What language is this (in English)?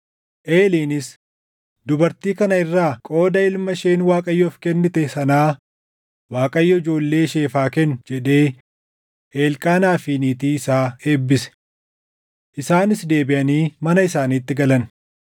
Oromo